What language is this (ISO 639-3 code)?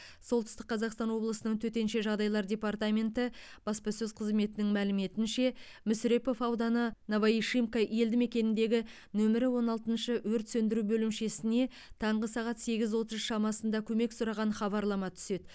kaz